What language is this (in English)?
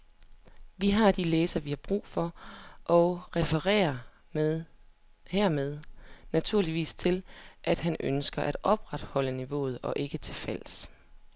Danish